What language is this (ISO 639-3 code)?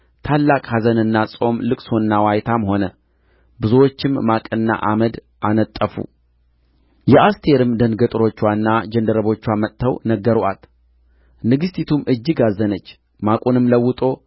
amh